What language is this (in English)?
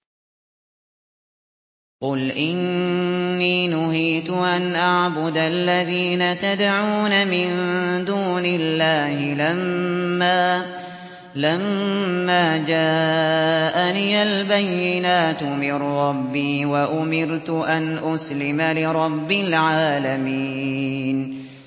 Arabic